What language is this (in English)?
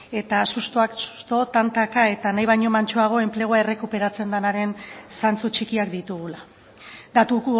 Basque